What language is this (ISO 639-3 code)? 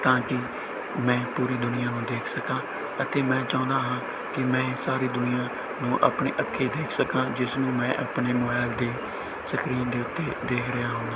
pan